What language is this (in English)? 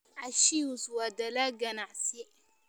Somali